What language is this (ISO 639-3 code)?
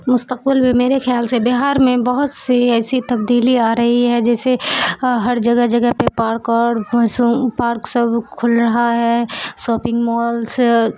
urd